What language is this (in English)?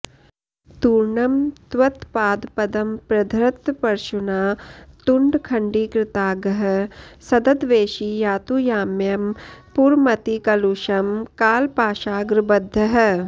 Sanskrit